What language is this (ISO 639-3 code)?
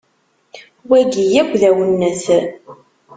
kab